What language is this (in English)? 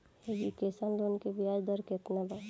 Bhojpuri